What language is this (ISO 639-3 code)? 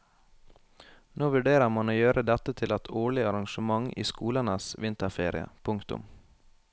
nor